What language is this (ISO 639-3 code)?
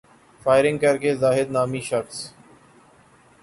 urd